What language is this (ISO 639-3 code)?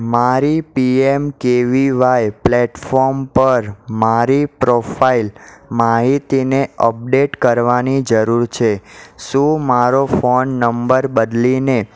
guj